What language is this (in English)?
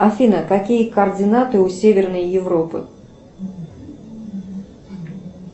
Russian